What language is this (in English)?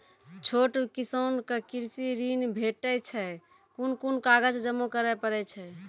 Maithili